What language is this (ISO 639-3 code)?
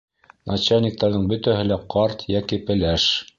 bak